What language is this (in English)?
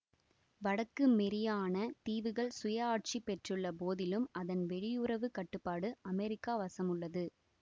Tamil